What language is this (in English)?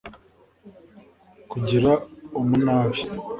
Kinyarwanda